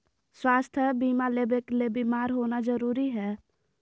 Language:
Magahi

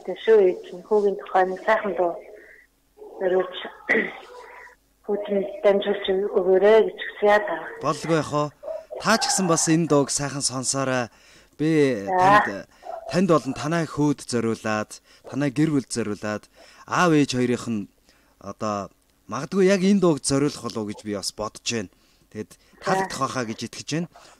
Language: Turkish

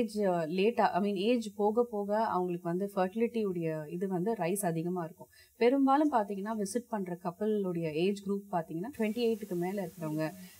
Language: Japanese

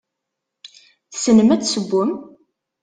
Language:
Kabyle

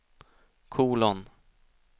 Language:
Swedish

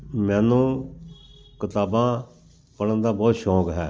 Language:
Punjabi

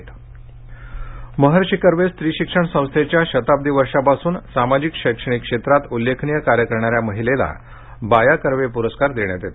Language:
Marathi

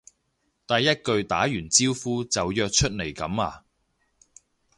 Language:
Cantonese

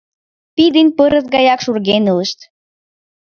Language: Mari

